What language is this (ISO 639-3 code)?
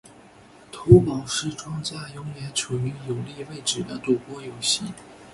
zho